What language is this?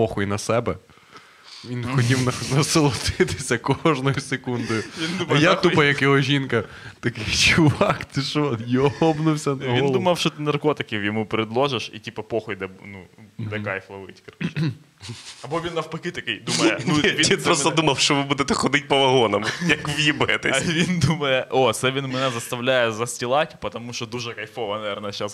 Ukrainian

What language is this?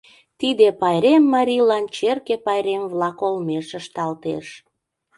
Mari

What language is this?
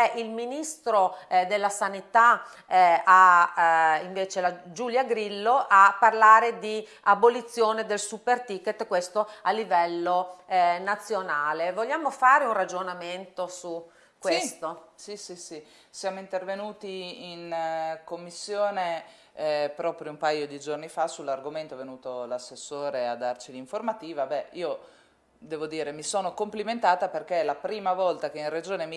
Italian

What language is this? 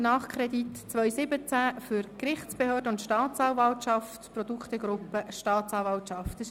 Swiss German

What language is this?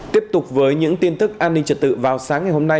Vietnamese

